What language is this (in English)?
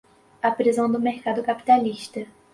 Portuguese